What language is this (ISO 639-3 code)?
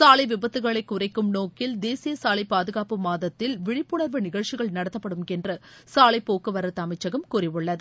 tam